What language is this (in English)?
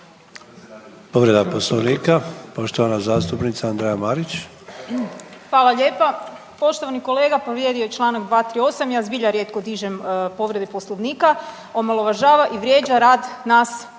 Croatian